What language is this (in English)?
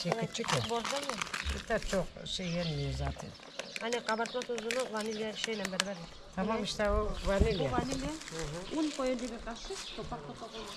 Turkish